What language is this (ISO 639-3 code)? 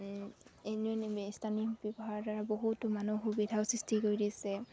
asm